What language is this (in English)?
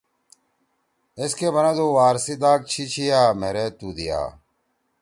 Torwali